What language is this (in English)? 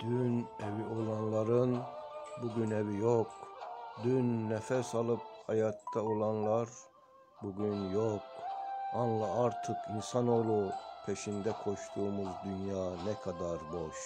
Turkish